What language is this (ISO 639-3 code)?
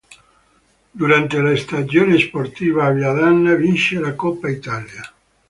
ita